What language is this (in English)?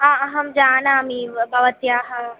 Sanskrit